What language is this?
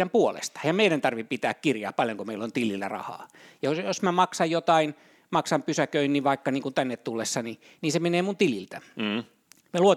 Finnish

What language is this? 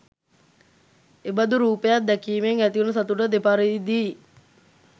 Sinhala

